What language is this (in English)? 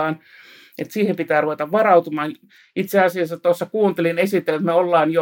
Finnish